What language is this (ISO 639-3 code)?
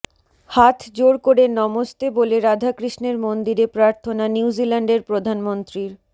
ben